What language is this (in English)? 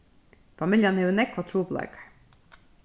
Faroese